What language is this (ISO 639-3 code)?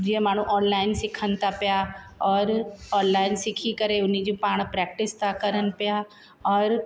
snd